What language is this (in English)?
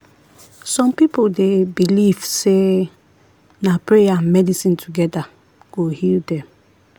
Nigerian Pidgin